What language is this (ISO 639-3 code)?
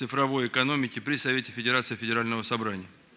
rus